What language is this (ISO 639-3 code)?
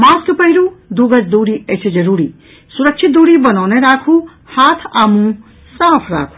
mai